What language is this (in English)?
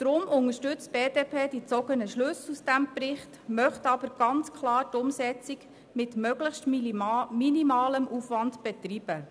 Swiss German